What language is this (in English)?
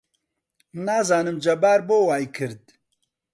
Central Kurdish